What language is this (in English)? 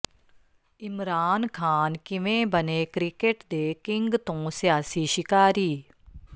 Punjabi